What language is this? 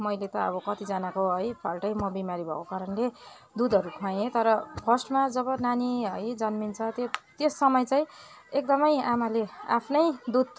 Nepali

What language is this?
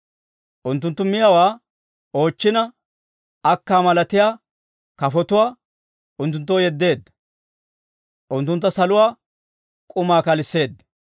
Dawro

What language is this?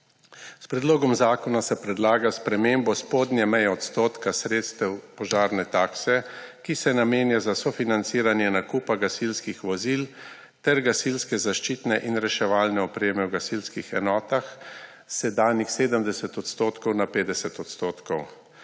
Slovenian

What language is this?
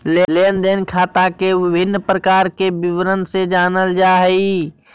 Magahi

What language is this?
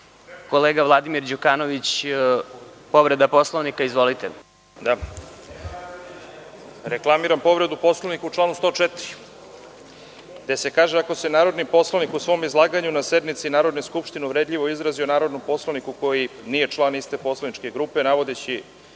Serbian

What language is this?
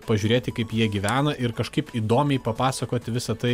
Lithuanian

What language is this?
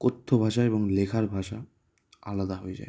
Bangla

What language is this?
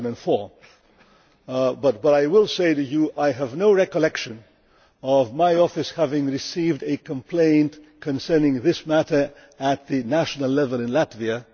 English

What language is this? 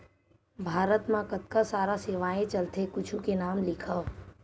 Chhattisgarhi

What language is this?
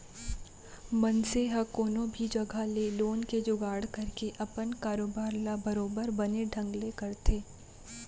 Chhattisgarhi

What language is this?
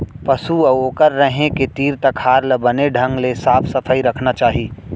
Chhattisgarhi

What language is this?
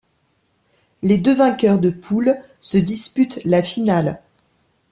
French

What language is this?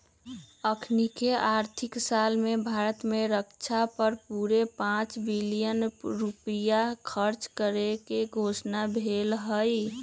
Magahi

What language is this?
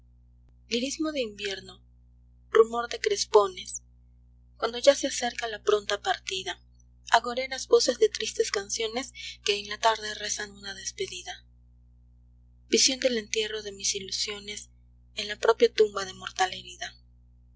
Spanish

